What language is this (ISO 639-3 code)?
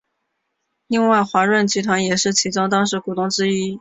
zho